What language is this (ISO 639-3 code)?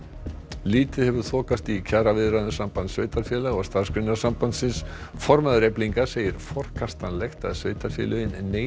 isl